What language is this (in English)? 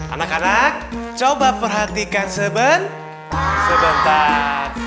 Indonesian